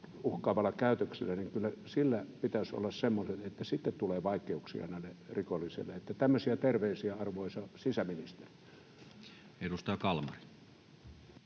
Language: Finnish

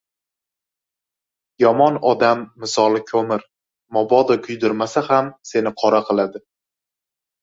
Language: Uzbek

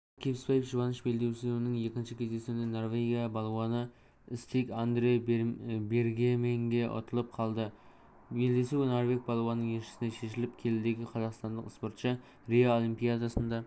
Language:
Kazakh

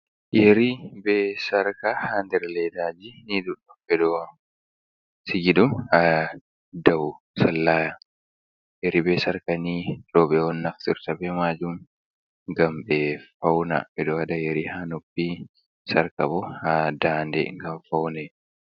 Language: Fula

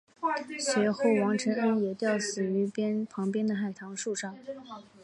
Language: Chinese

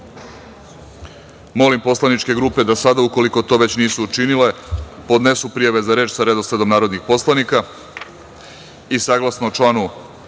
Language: Serbian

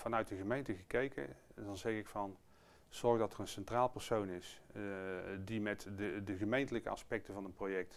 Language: Dutch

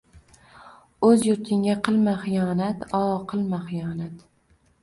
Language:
Uzbek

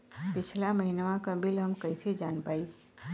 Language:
Bhojpuri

